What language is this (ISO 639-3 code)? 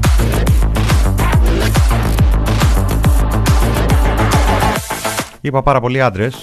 ell